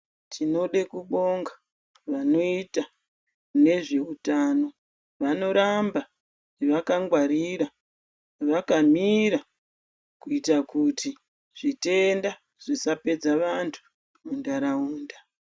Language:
Ndau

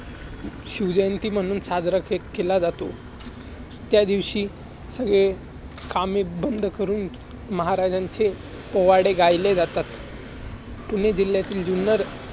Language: Marathi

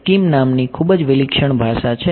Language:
Gujarati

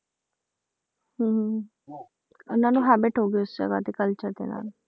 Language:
Punjabi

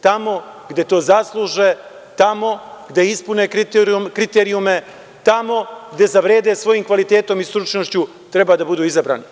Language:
Serbian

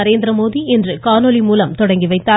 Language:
Tamil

